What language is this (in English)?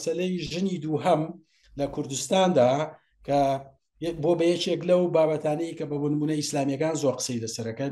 Arabic